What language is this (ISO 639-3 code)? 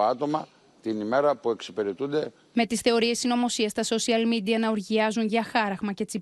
ell